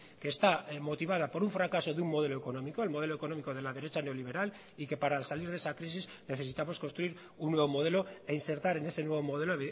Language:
Spanish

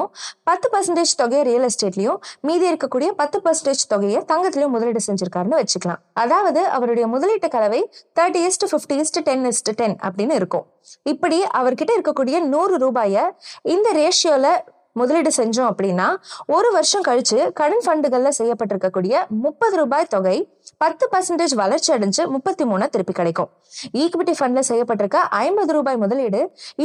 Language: Tamil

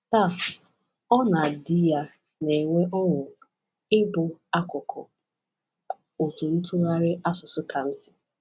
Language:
Igbo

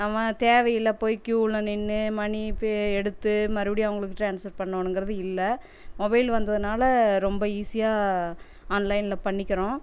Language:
Tamil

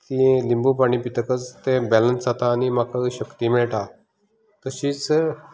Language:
Konkani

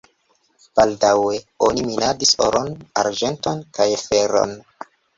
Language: Esperanto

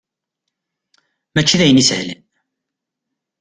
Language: Kabyle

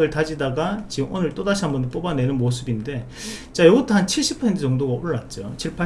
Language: Korean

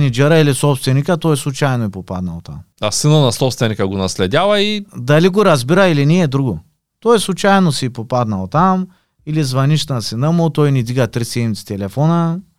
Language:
Bulgarian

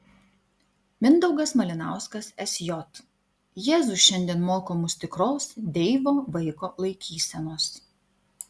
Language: Lithuanian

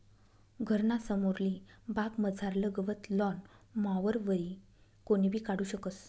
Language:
Marathi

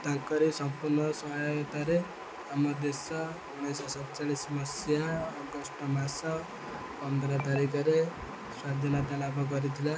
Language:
Odia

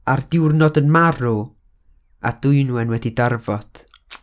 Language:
Welsh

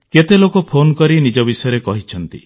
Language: Odia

